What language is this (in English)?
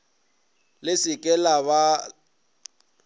Northern Sotho